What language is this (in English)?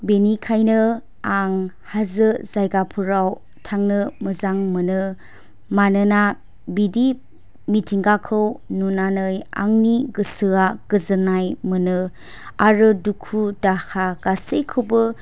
Bodo